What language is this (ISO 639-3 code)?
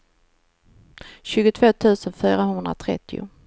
swe